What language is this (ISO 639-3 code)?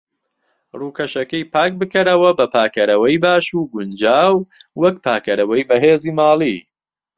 ckb